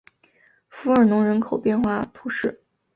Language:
Chinese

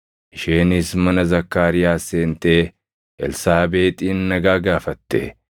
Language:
Oromo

